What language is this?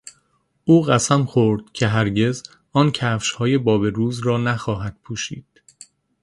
Persian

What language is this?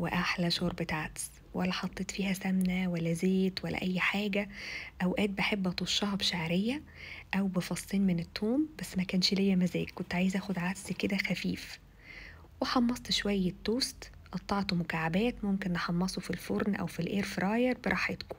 Arabic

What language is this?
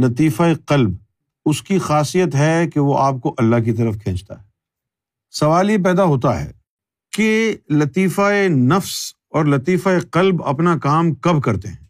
Urdu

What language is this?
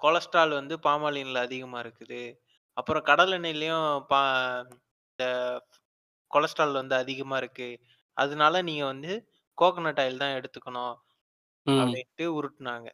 Tamil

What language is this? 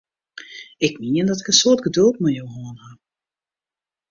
Western Frisian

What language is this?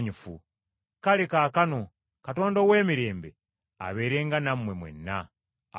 Ganda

